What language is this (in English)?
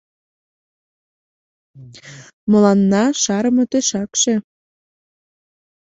Mari